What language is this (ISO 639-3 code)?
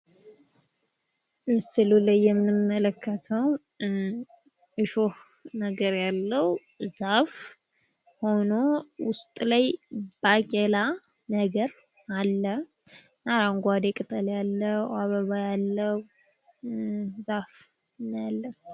amh